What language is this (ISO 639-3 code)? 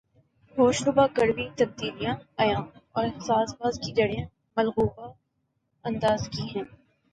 urd